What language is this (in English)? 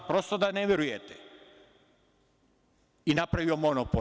Serbian